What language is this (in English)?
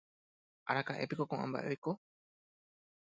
Guarani